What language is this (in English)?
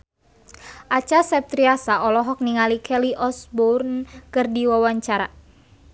Sundanese